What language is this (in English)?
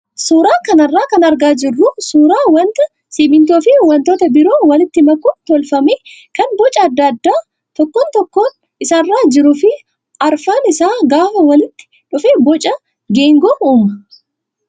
Oromo